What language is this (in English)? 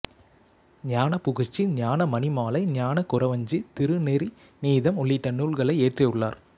Tamil